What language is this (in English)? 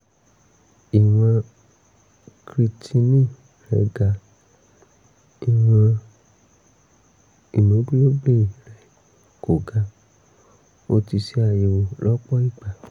Yoruba